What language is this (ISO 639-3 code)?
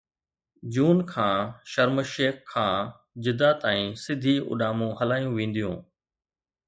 snd